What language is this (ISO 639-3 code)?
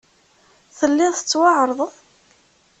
kab